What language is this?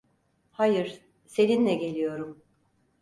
Turkish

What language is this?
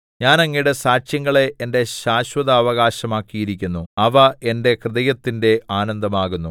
Malayalam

